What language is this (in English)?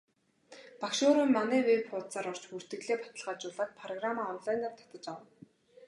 Mongolian